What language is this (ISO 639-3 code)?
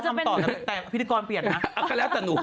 tha